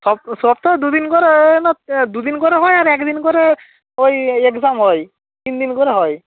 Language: Bangla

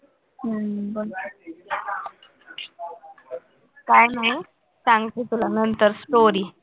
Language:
Marathi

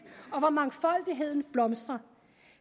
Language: Danish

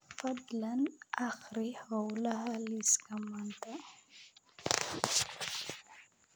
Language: Somali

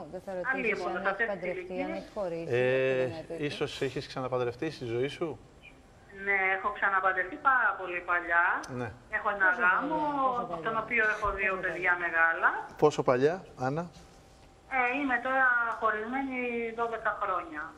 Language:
Greek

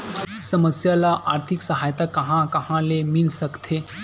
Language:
Chhattisgarhi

